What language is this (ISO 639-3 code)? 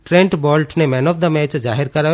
guj